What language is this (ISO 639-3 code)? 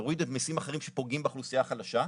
heb